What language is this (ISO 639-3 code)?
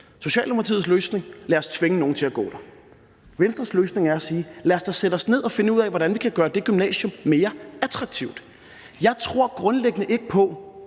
dan